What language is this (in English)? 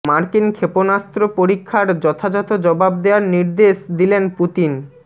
Bangla